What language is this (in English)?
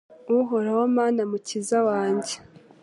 Kinyarwanda